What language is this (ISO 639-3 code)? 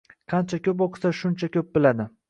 uzb